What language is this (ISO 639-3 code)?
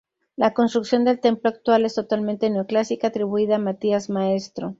spa